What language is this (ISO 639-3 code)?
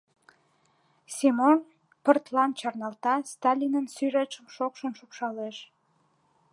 chm